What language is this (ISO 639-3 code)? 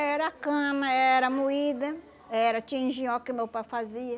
por